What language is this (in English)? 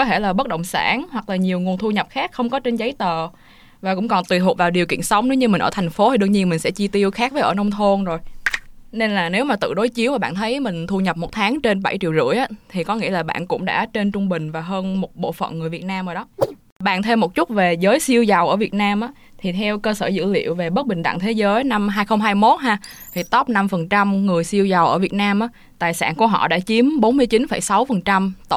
Vietnamese